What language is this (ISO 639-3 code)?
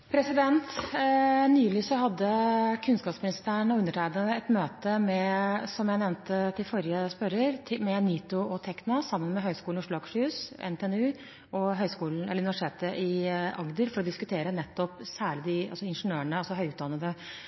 nob